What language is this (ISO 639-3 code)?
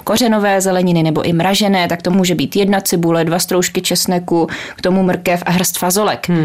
ces